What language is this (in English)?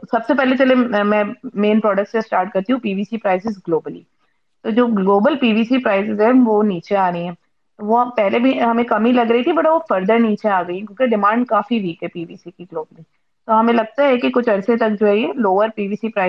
Urdu